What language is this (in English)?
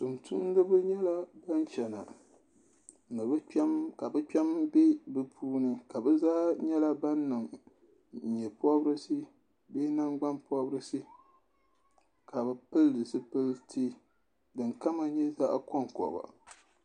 Dagbani